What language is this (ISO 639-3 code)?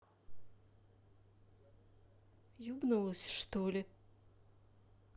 rus